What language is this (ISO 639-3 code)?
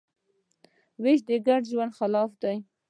pus